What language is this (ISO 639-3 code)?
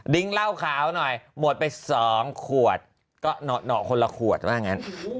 tha